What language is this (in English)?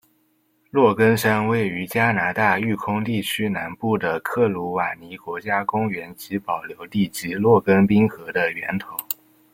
Chinese